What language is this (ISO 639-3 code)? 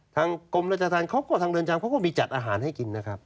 tha